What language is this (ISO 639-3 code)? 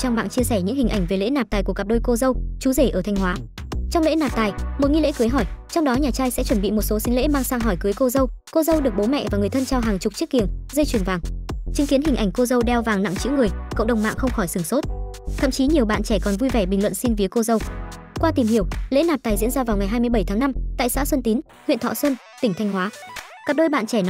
vie